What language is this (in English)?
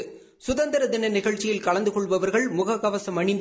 Tamil